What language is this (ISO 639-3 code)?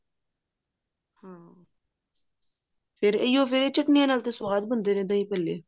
pan